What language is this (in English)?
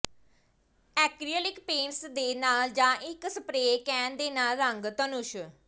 Punjabi